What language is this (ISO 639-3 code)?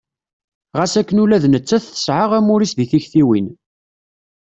kab